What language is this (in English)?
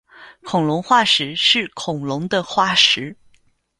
Chinese